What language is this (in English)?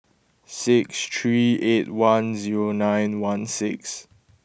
English